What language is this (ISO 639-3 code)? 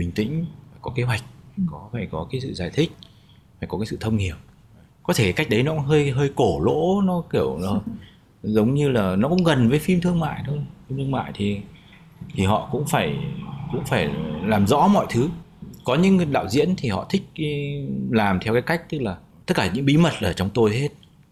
vie